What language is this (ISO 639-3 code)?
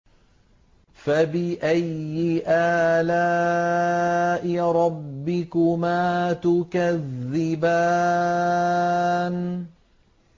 ara